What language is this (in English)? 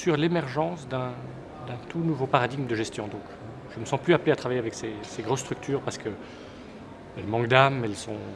French